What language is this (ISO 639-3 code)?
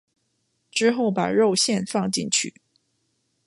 zho